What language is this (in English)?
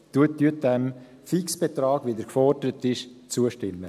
Swiss German